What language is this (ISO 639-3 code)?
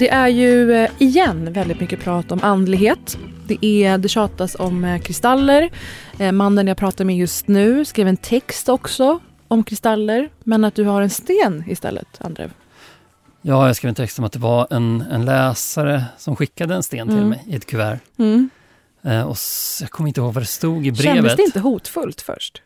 swe